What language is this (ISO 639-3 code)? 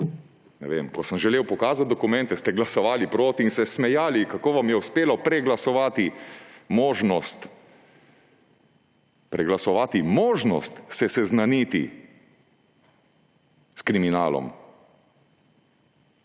slv